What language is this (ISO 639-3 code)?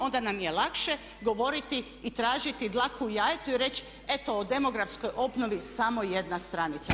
hrv